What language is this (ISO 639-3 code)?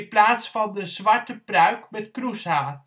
nld